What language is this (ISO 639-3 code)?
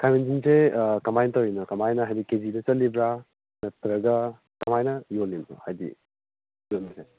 mni